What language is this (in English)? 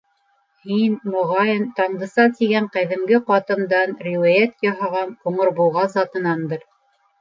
Bashkir